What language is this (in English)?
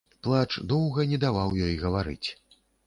Belarusian